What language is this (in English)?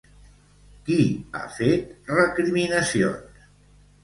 Catalan